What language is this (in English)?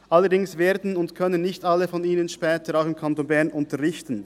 Swiss German